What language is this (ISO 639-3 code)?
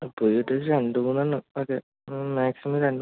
mal